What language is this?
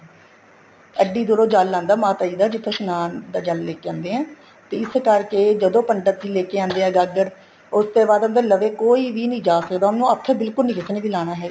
Punjabi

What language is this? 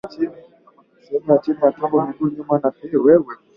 Swahili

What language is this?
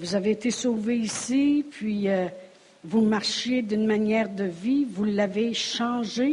French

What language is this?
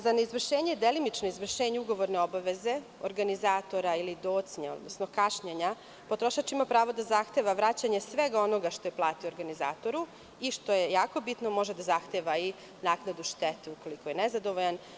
Serbian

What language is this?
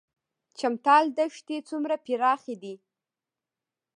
Pashto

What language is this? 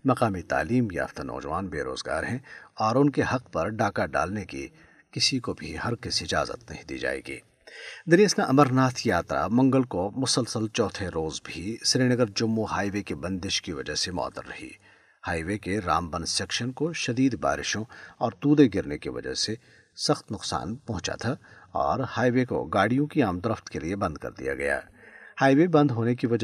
Urdu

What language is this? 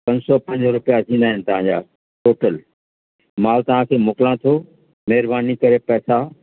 Sindhi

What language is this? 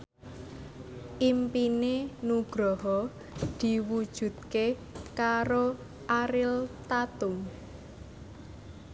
Javanese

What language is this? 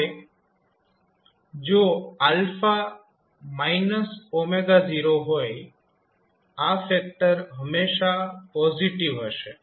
Gujarati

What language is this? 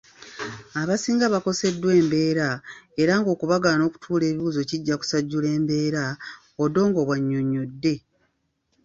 Ganda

